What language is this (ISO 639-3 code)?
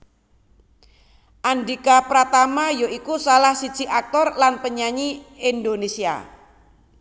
jav